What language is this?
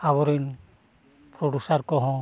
Santali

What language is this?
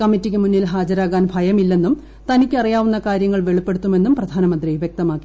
Malayalam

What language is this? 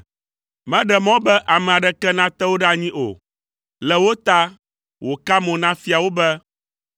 Ewe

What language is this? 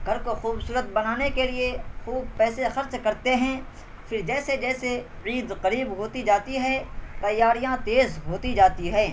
Urdu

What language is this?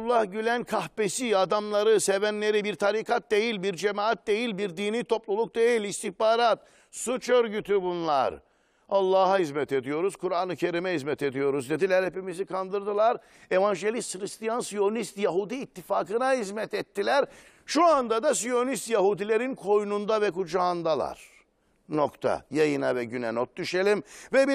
Turkish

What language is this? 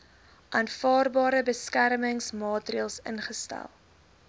Afrikaans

